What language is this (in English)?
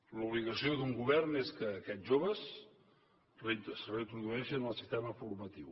Catalan